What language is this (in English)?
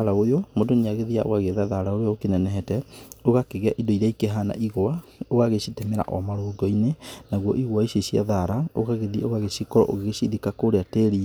Kikuyu